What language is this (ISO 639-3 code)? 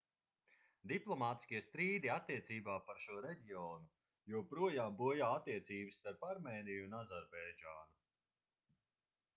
lav